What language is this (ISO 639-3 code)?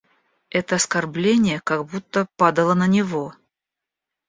rus